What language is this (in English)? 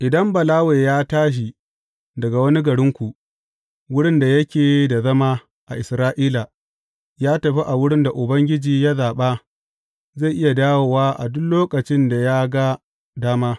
Hausa